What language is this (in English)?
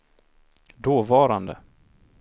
Swedish